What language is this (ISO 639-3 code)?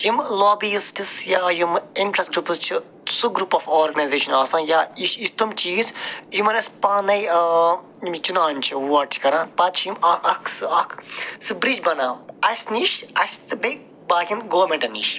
kas